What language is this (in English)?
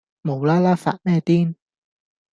Cantonese